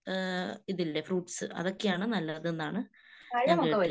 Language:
Malayalam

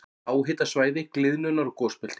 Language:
Icelandic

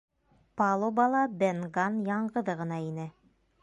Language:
Bashkir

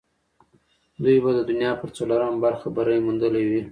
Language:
Pashto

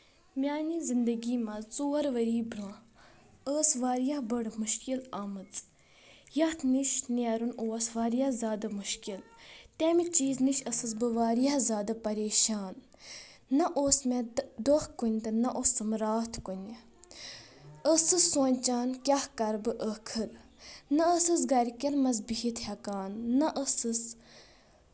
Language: Kashmiri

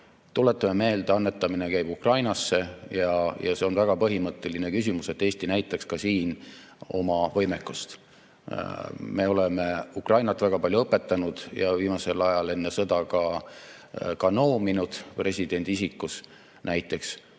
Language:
Estonian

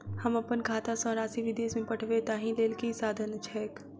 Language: Maithili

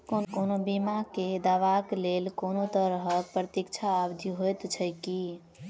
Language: Maithili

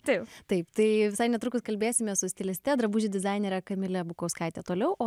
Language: Lithuanian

